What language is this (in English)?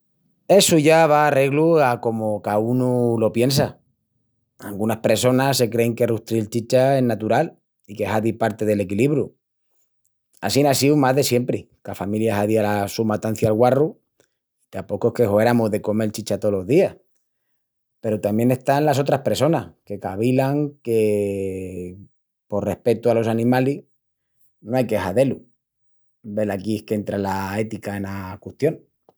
Extremaduran